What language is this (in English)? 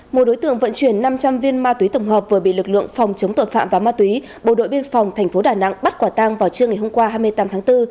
Vietnamese